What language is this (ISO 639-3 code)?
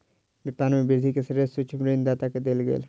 mai